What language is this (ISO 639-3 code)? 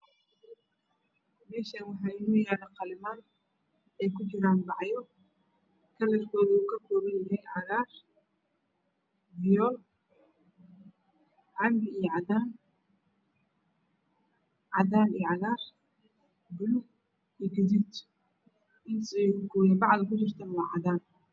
som